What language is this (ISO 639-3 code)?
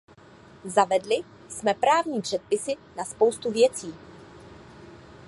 ces